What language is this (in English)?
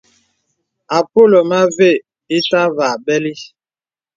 Bebele